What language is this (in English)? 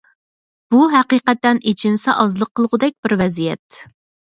Uyghur